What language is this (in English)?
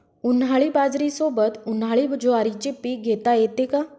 Marathi